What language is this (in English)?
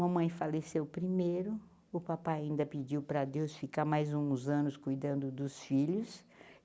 Portuguese